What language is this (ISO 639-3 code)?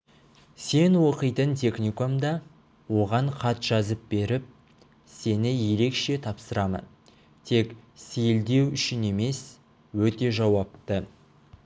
kaz